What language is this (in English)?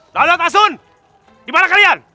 Indonesian